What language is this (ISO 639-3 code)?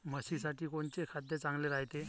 mar